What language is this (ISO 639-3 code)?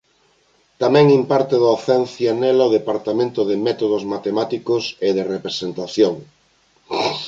glg